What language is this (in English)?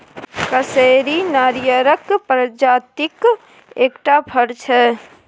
Maithili